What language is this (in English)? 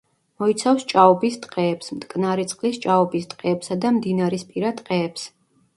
Georgian